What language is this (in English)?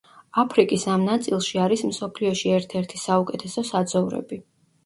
Georgian